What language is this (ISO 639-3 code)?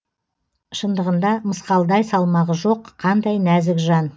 kaz